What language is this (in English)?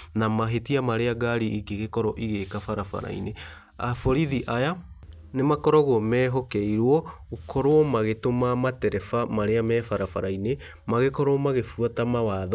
Kikuyu